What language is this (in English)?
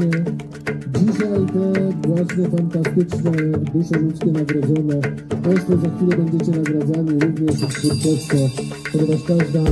Polish